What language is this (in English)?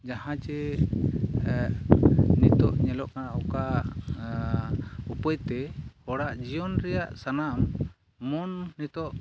Santali